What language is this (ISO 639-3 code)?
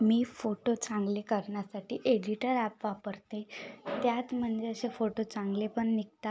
mar